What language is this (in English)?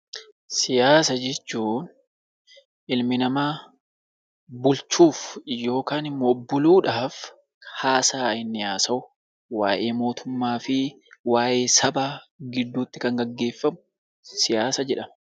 Oromo